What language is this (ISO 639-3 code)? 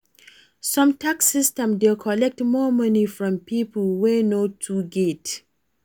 pcm